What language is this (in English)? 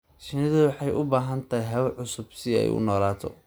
Somali